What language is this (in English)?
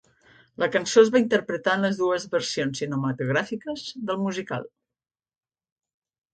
Catalan